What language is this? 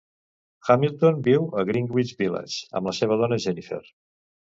Catalan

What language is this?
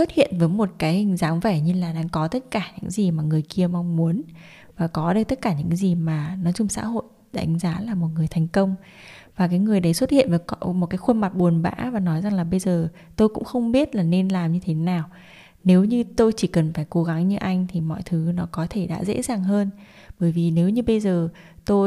Vietnamese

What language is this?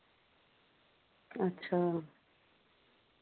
Dogri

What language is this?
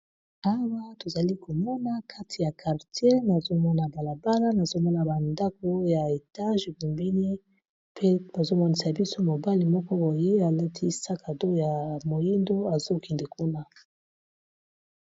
Lingala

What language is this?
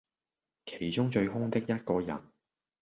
Cantonese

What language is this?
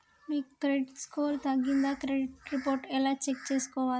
Telugu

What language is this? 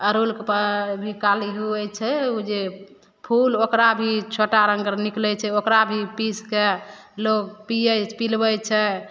Maithili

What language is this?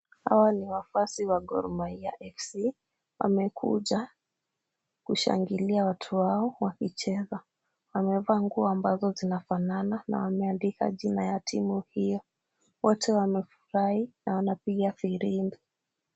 Swahili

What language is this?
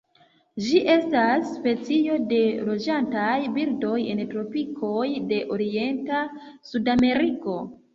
Esperanto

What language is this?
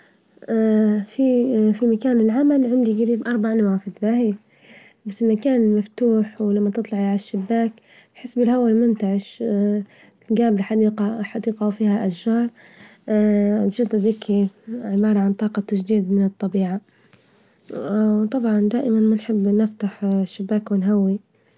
Libyan Arabic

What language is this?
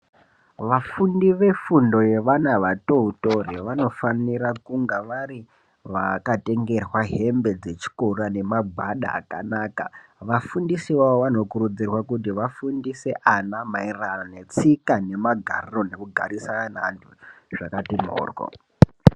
Ndau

